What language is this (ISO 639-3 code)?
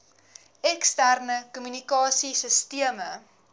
afr